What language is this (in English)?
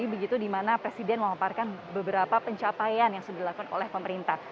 Indonesian